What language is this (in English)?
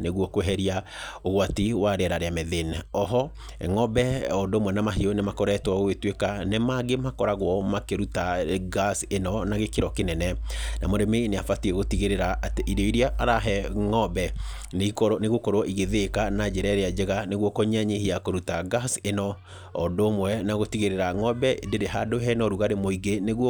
Kikuyu